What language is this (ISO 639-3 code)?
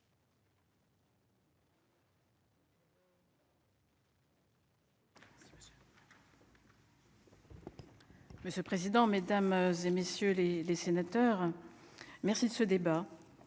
fra